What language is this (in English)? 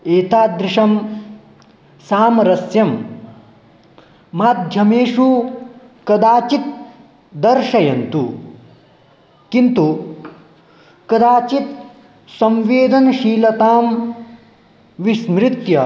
Sanskrit